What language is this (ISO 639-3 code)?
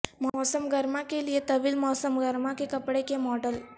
urd